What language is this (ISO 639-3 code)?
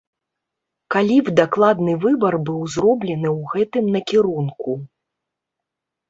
bel